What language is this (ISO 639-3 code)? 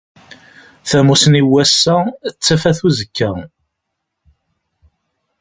kab